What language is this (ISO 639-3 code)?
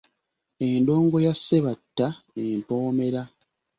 lug